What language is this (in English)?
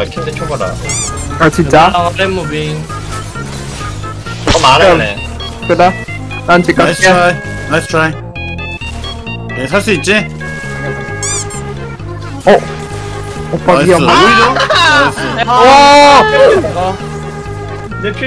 Korean